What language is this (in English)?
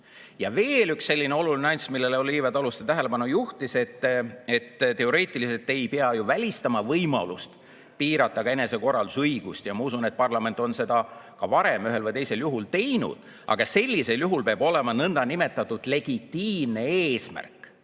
Estonian